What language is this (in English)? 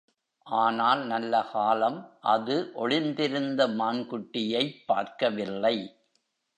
Tamil